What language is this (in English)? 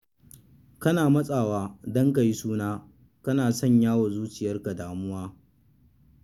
Hausa